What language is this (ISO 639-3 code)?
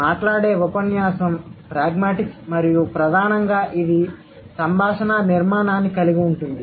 tel